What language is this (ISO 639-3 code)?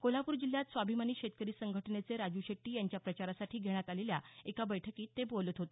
mar